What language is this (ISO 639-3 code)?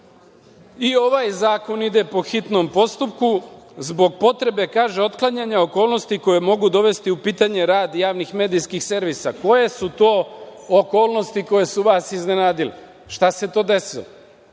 srp